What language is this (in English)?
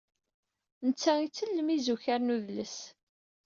Kabyle